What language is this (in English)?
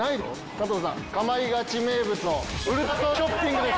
Japanese